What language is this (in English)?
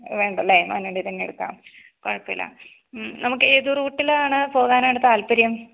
Malayalam